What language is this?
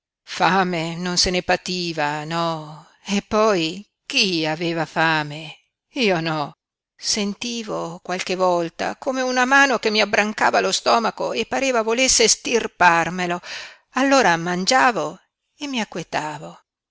Italian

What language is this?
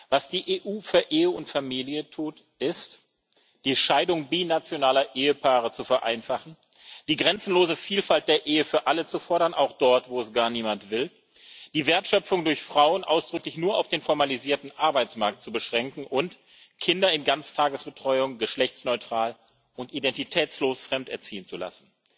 German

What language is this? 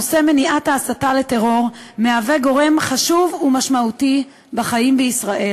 Hebrew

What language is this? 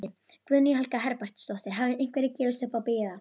Icelandic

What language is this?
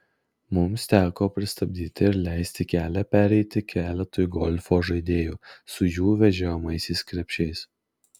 Lithuanian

